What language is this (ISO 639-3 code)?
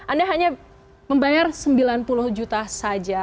ind